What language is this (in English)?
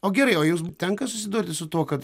Lithuanian